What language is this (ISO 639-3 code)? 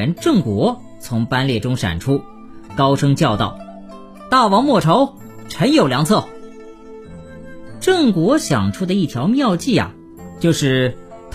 zho